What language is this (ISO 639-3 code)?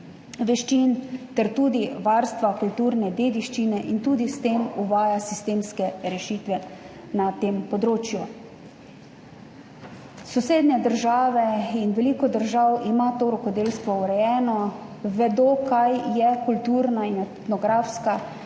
slv